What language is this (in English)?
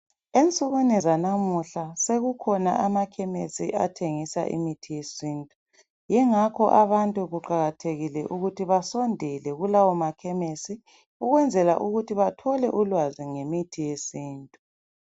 North Ndebele